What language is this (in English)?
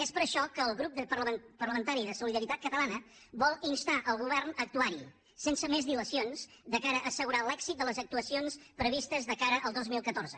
Catalan